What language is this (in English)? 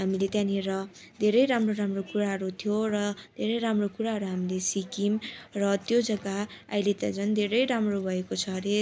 Nepali